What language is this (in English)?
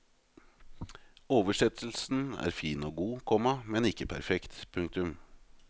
Norwegian